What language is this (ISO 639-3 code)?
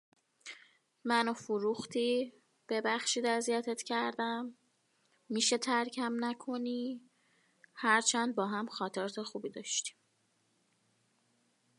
fas